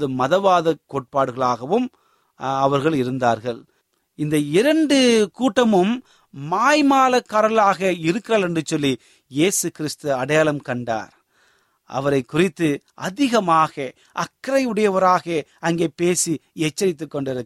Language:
Tamil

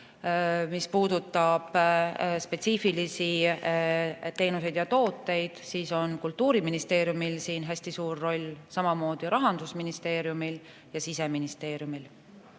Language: Estonian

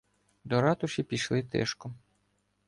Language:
Ukrainian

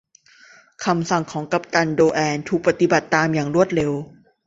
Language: Thai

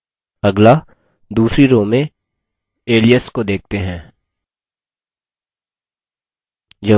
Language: Hindi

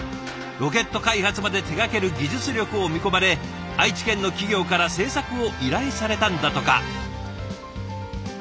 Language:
Japanese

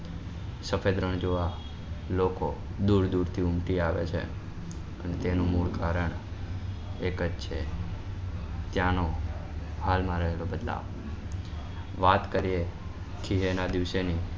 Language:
Gujarati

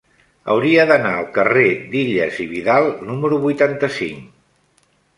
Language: Catalan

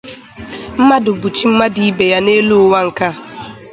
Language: Igbo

